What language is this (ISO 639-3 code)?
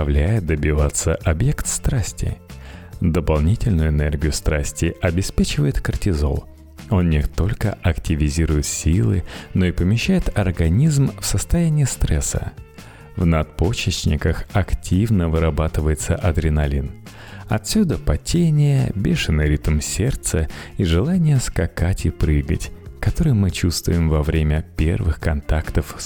rus